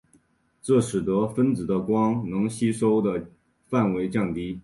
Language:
Chinese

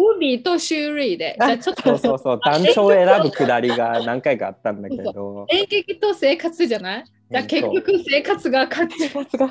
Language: Japanese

